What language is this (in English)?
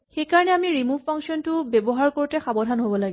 Assamese